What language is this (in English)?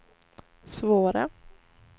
Swedish